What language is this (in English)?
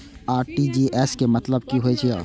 Maithili